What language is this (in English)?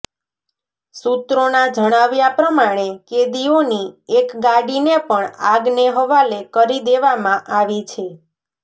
Gujarati